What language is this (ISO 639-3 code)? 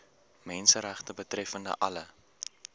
afr